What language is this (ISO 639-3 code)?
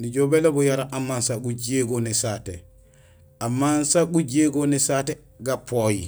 gsl